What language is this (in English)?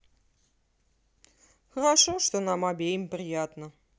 Russian